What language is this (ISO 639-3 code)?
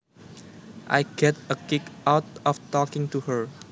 jav